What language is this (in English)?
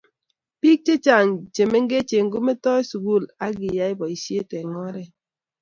Kalenjin